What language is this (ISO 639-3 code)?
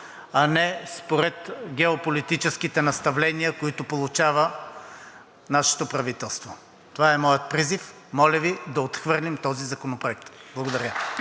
bul